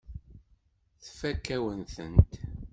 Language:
Kabyle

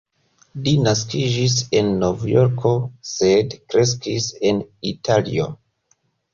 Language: Esperanto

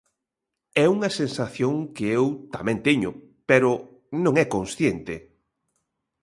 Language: Galician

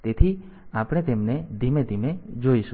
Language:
Gujarati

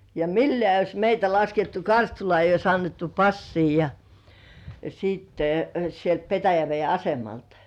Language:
Finnish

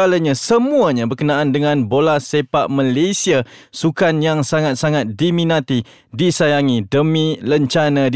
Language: Malay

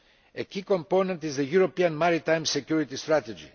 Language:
English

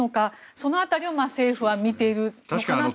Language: Japanese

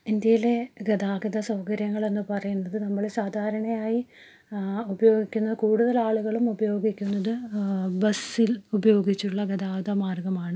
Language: Malayalam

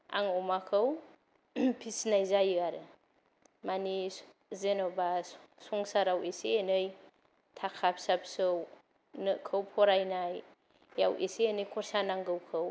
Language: Bodo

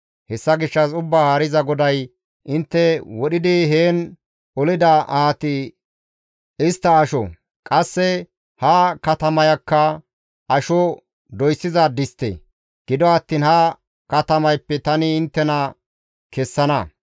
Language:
Gamo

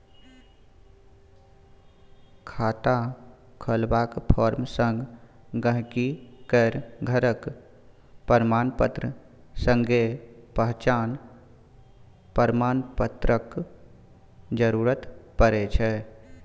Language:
Maithili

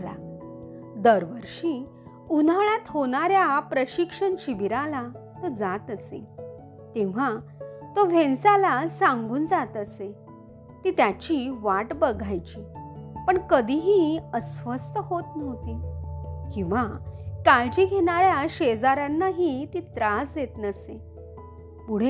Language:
Marathi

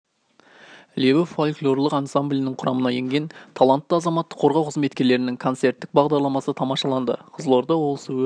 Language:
Kazakh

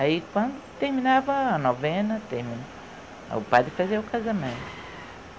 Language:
Portuguese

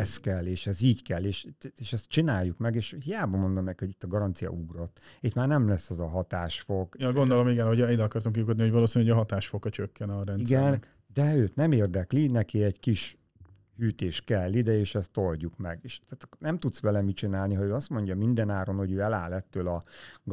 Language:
Hungarian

